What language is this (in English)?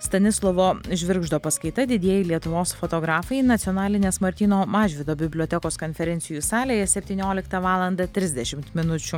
Lithuanian